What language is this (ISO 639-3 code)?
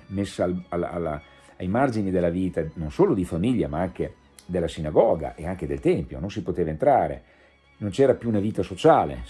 ita